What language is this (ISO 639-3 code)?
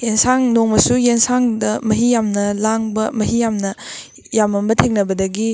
mni